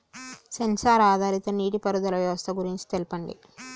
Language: Telugu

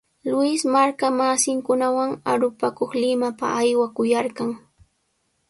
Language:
Sihuas Ancash Quechua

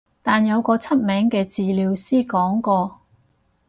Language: Cantonese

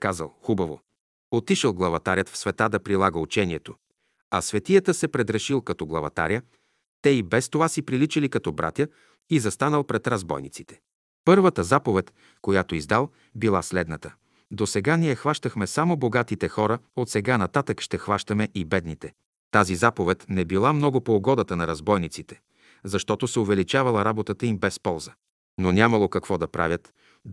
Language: Bulgarian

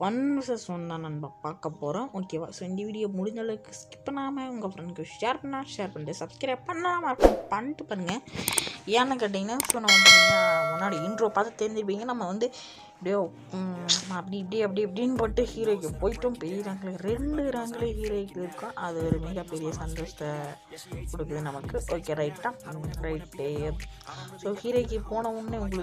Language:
Romanian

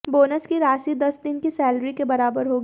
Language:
Hindi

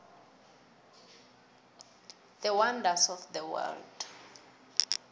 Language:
South Ndebele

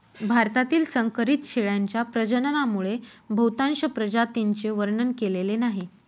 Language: Marathi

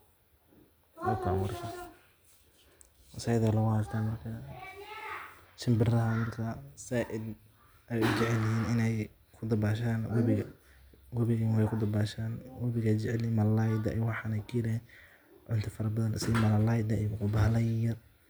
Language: Somali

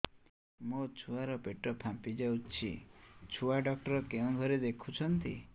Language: Odia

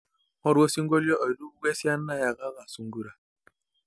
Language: Masai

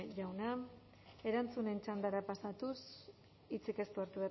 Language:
Basque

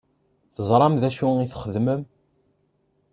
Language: Kabyle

